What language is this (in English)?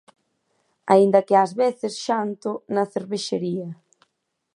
Galician